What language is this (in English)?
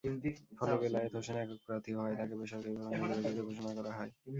Bangla